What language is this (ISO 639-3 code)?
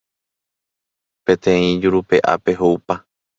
grn